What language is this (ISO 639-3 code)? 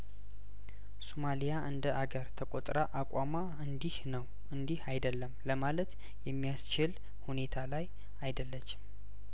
amh